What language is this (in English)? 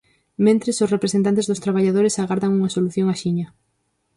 Galician